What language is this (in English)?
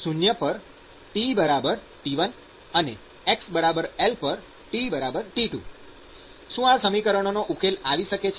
Gujarati